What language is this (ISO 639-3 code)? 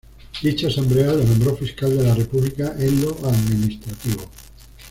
spa